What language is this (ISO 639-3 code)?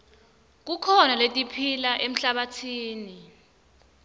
ssw